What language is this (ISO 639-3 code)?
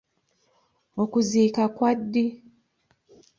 lug